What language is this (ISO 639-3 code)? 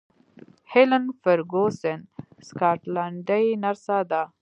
pus